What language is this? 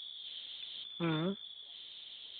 Santali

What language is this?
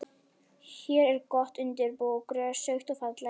Icelandic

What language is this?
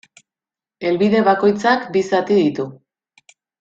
Basque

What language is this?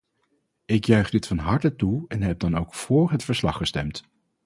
Dutch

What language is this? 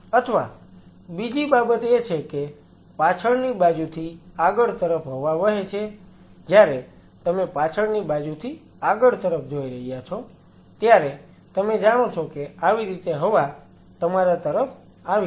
Gujarati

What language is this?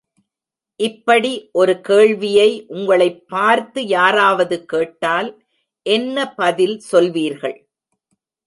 Tamil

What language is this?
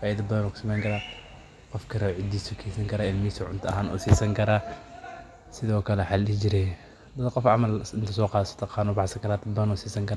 Somali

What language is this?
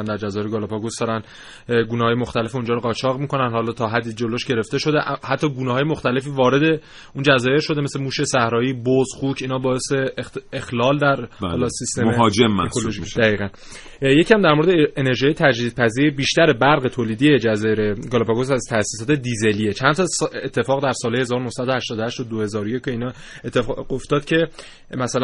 Persian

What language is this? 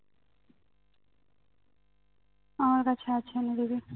Bangla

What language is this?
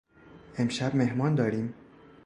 Persian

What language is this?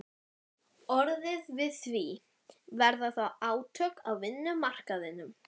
Icelandic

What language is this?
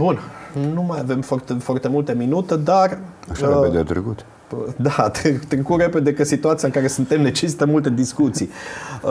Romanian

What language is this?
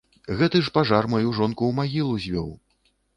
Belarusian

